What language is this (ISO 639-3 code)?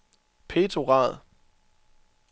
dan